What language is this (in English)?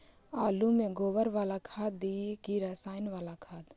Magahi